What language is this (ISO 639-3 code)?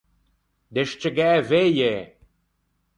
lij